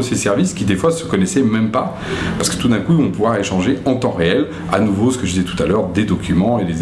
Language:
French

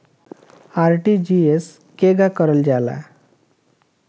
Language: Bhojpuri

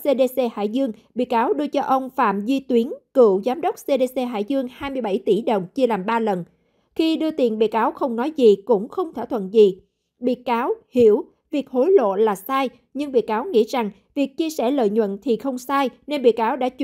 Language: Vietnamese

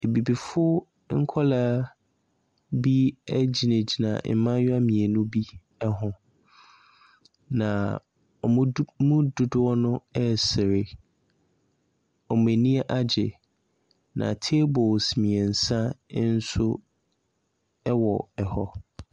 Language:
Akan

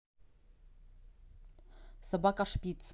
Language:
Russian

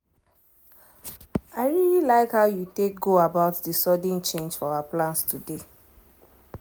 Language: Nigerian Pidgin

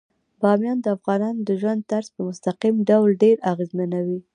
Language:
Pashto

